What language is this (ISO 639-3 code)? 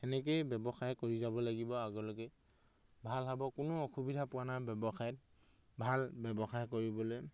asm